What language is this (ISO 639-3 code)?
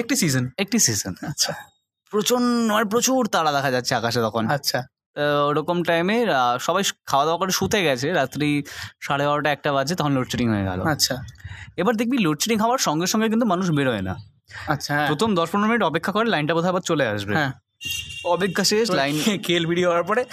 ben